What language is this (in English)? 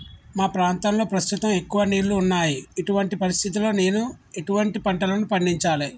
Telugu